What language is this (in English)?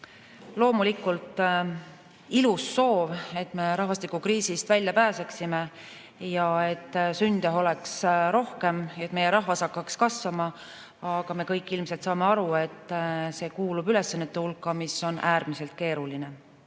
Estonian